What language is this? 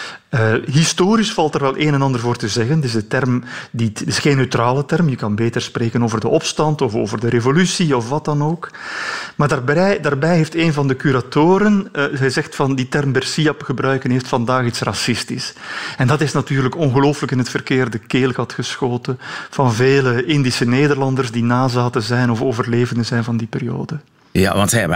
Dutch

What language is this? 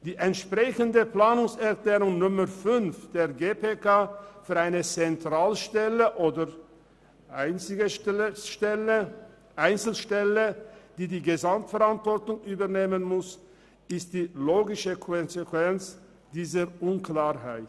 Swiss German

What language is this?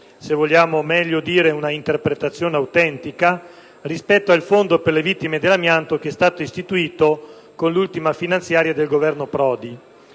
Italian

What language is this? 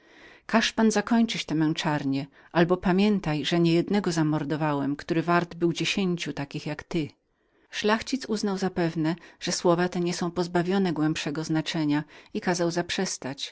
Polish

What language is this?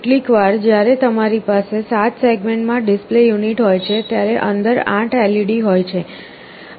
Gujarati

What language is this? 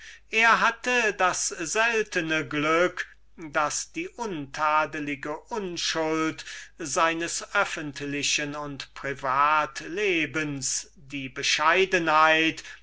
German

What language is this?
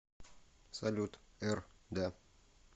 Russian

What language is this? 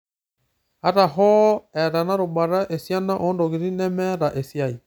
Masai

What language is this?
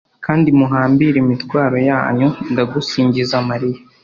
Kinyarwanda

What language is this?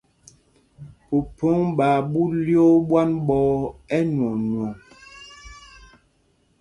Mpumpong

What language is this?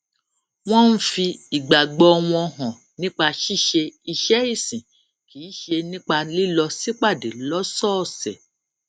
Yoruba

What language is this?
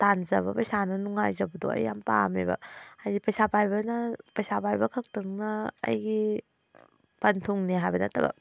Manipuri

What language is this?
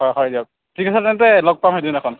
Assamese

